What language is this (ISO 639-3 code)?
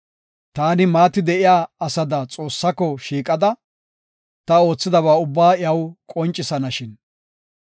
gof